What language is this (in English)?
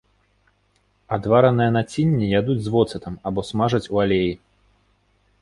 Belarusian